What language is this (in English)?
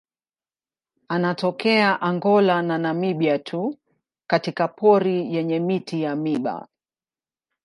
Swahili